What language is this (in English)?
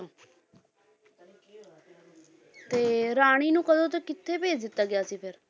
Punjabi